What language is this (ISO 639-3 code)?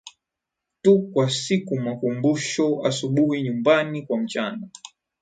swa